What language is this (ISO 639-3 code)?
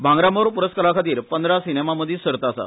kok